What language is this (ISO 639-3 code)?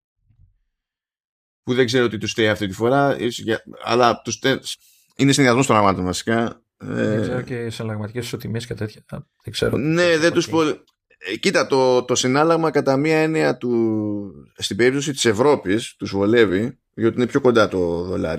ell